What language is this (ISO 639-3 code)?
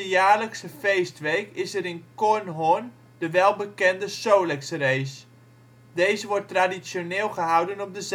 nld